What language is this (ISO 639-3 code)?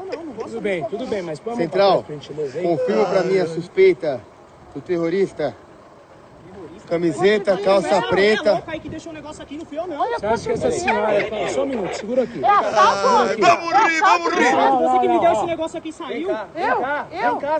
por